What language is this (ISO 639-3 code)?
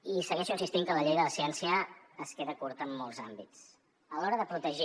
cat